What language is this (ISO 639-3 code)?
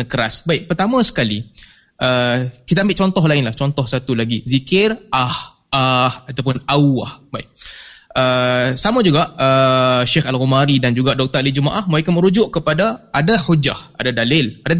msa